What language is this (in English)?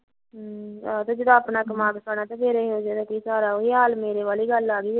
Punjabi